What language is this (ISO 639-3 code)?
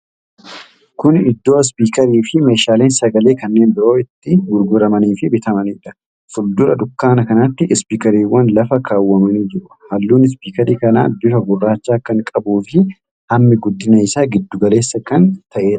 orm